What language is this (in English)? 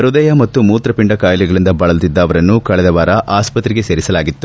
Kannada